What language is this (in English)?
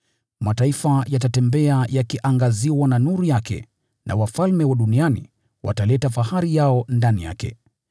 Swahili